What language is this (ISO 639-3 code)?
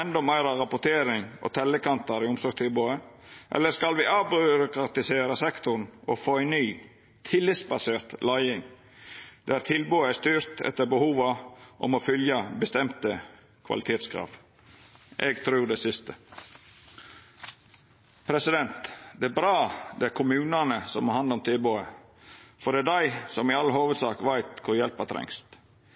nno